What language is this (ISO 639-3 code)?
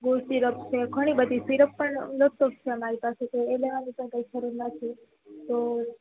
guj